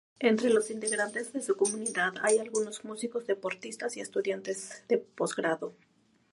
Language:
Spanish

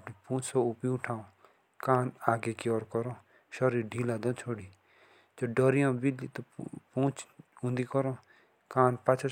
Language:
Jaunsari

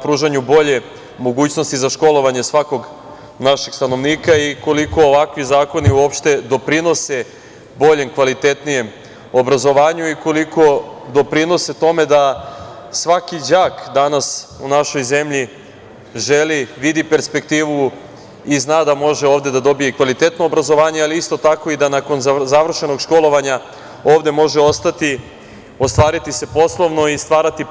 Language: Serbian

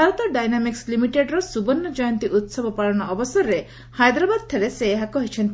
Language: Odia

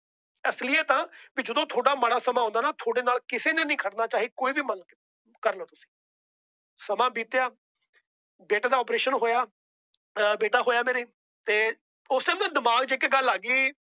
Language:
Punjabi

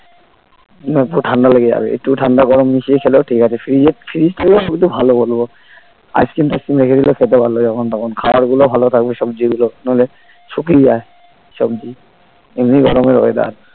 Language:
Bangla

